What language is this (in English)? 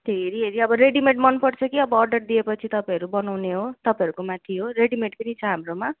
Nepali